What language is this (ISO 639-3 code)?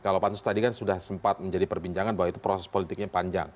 ind